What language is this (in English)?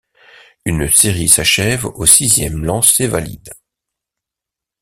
French